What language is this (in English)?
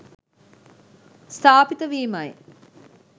Sinhala